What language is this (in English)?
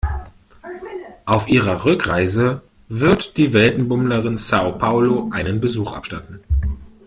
German